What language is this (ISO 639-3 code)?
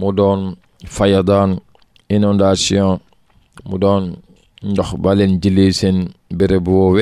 ara